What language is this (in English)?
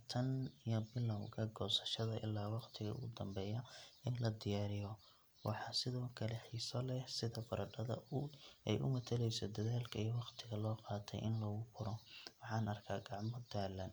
Somali